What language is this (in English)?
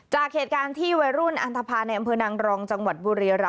Thai